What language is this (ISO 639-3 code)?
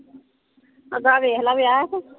pan